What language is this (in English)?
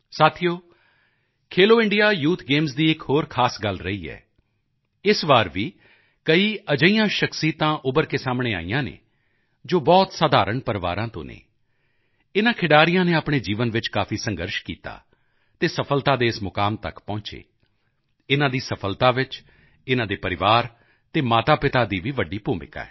Punjabi